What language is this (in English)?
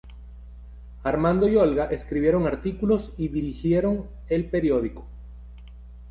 Spanish